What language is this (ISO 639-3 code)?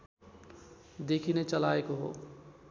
nep